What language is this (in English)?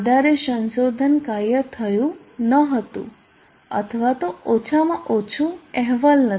Gujarati